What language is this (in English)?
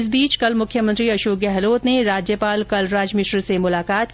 Hindi